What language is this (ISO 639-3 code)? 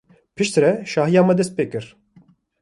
kur